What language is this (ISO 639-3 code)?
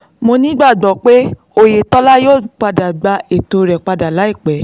yor